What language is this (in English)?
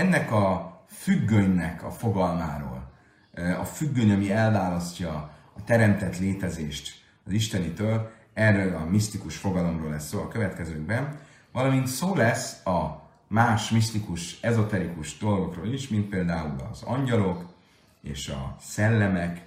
Hungarian